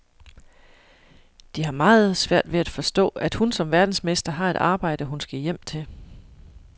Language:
Danish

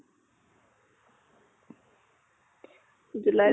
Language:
Assamese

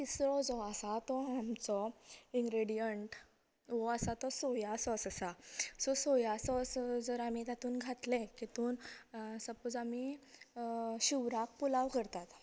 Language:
Konkani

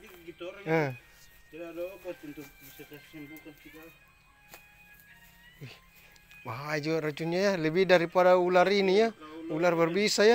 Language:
Indonesian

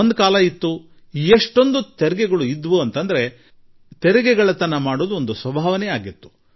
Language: Kannada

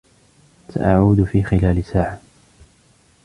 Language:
Arabic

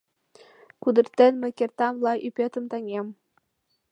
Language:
Mari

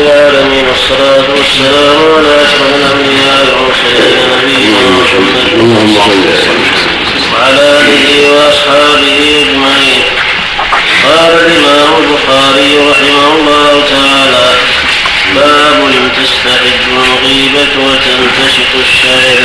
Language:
Arabic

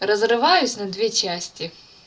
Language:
Russian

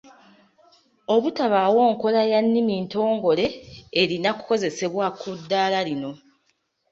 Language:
Ganda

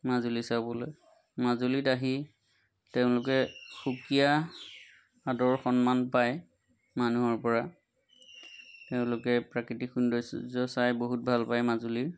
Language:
Assamese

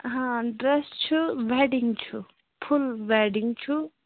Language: Kashmiri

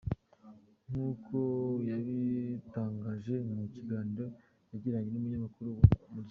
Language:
Kinyarwanda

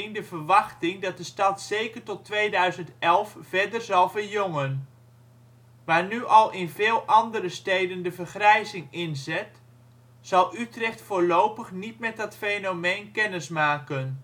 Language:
Dutch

